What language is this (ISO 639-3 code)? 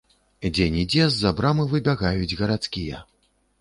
bel